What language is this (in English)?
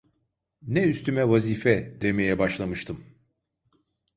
Turkish